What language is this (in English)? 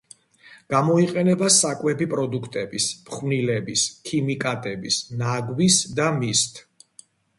Georgian